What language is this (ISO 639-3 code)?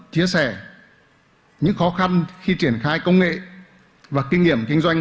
vie